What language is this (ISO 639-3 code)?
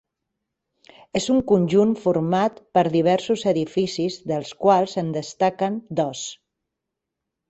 cat